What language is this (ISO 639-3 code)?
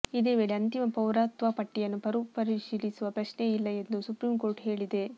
kan